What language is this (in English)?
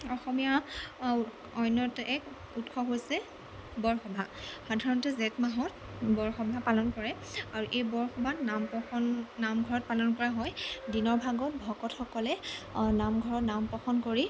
Assamese